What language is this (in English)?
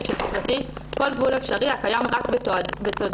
Hebrew